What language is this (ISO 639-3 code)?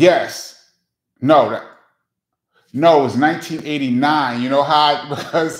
eng